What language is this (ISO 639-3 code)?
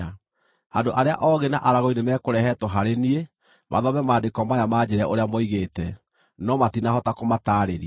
kik